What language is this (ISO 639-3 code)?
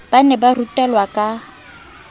sot